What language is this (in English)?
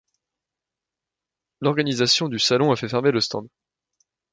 French